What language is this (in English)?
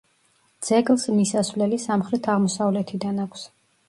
Georgian